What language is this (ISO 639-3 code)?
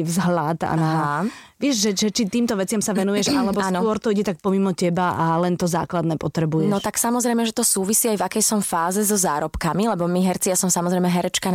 slk